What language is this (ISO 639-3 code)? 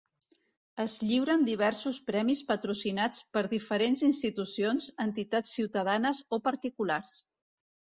cat